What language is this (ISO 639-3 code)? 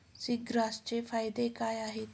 mar